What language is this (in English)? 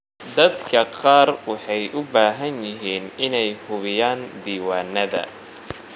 Somali